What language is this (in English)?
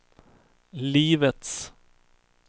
Swedish